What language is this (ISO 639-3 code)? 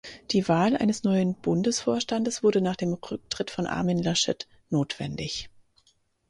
deu